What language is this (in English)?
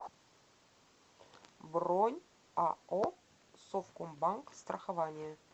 Russian